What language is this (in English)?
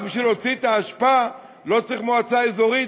Hebrew